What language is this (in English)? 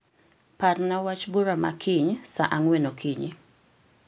Luo (Kenya and Tanzania)